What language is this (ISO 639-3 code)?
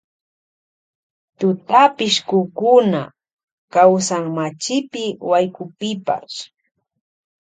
qvj